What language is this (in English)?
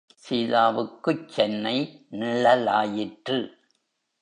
Tamil